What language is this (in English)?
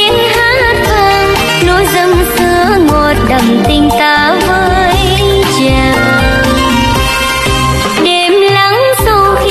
Vietnamese